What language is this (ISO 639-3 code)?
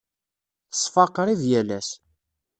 kab